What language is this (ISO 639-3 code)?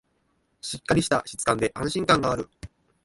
jpn